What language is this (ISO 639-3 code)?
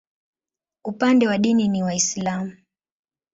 swa